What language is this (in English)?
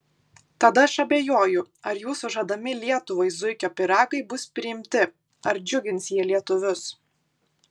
Lithuanian